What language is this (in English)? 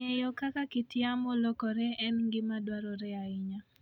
Luo (Kenya and Tanzania)